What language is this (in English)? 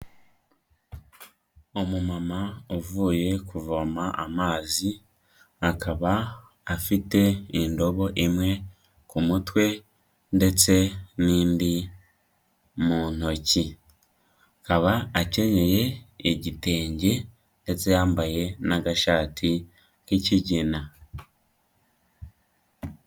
Kinyarwanda